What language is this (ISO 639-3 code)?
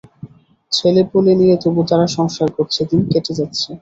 ben